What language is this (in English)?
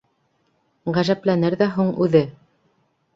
Bashkir